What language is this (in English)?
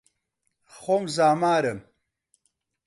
Central Kurdish